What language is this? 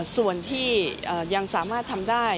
Thai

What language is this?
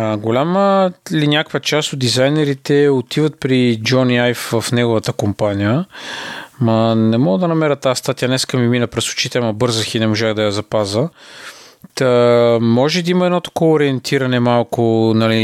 Bulgarian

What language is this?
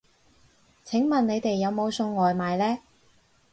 Cantonese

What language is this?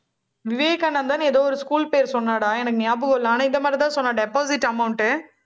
Tamil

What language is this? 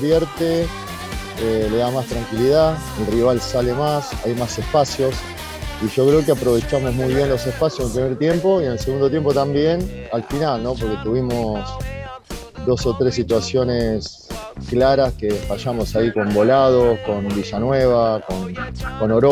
Spanish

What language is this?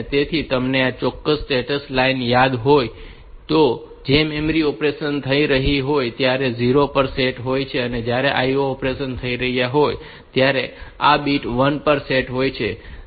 Gujarati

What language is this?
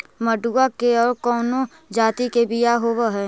Magahi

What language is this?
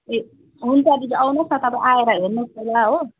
Nepali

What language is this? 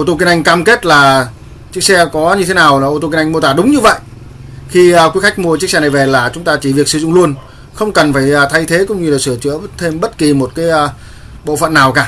Vietnamese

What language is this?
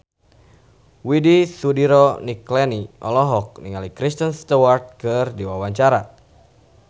Sundanese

